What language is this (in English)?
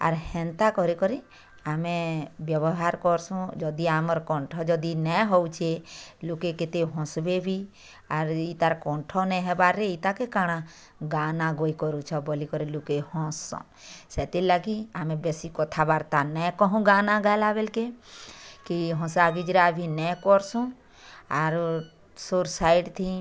Odia